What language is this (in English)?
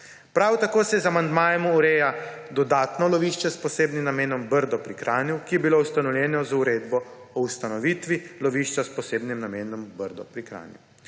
Slovenian